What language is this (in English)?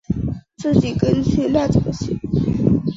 Chinese